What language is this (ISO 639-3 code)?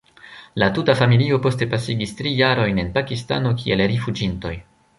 epo